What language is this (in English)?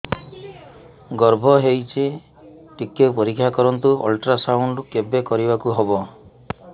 Odia